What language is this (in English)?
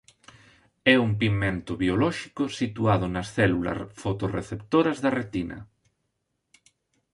Galician